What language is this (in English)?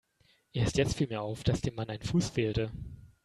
German